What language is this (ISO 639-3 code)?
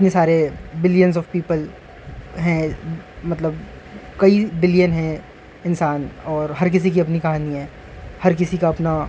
urd